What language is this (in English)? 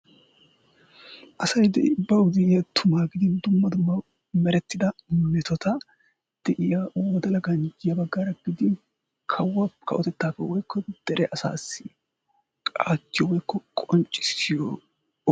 Wolaytta